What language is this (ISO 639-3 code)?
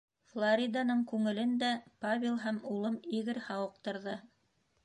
bak